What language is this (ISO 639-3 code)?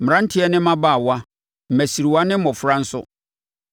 aka